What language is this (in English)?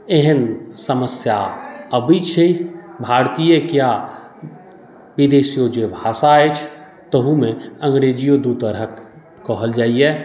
Maithili